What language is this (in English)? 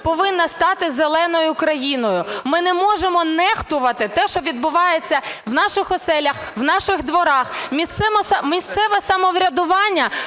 Ukrainian